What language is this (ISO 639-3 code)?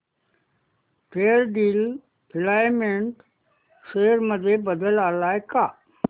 mar